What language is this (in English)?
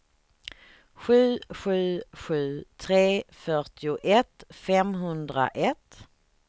Swedish